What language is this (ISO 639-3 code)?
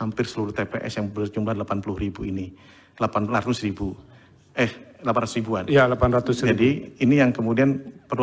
ind